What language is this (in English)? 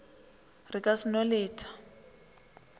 Northern Sotho